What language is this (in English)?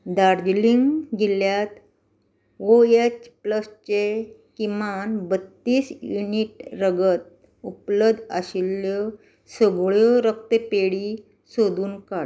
Konkani